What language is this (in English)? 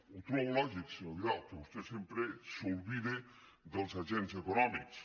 Catalan